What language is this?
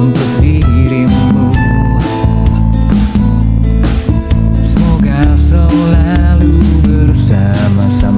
Indonesian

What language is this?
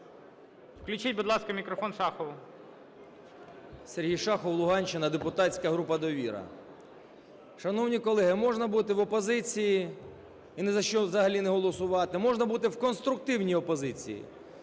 Ukrainian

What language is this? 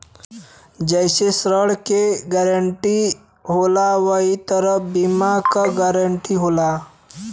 Bhojpuri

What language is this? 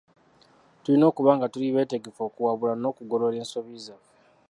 Ganda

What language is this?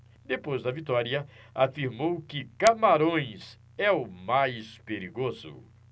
Portuguese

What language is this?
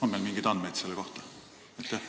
Estonian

